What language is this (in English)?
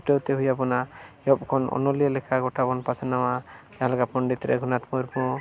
Santali